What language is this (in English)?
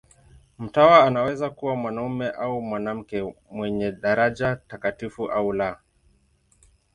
Swahili